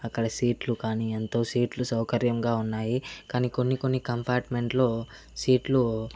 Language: Telugu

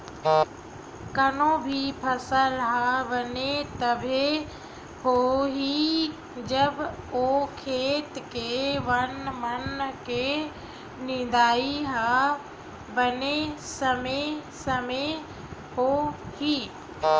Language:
Chhattisgarhi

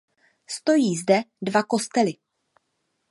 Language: Czech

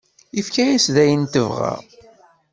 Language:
Kabyle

